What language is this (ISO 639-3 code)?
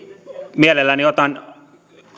fin